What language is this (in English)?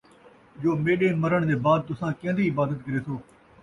Saraiki